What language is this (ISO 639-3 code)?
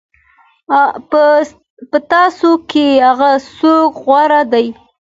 pus